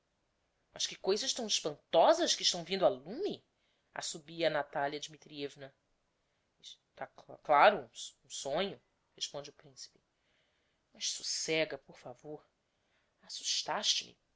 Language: Portuguese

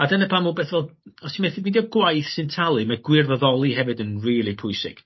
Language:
Welsh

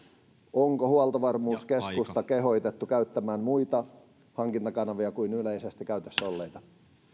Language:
Finnish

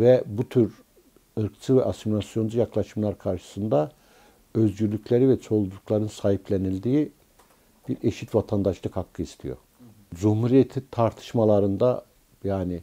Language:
Turkish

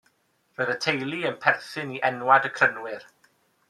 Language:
Welsh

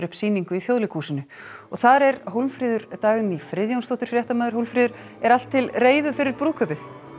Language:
Icelandic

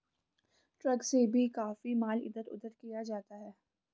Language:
Hindi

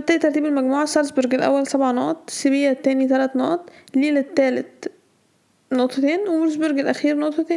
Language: Arabic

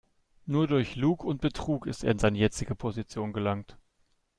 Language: German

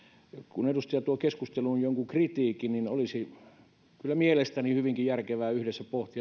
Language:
Finnish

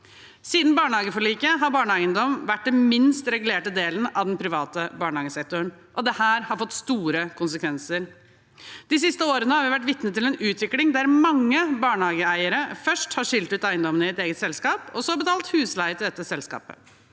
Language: Norwegian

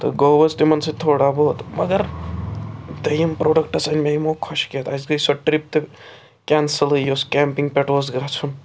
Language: Kashmiri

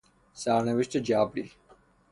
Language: Persian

